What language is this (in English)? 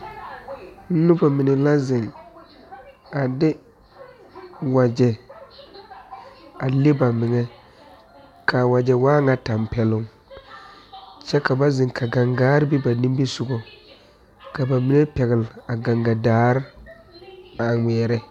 Southern Dagaare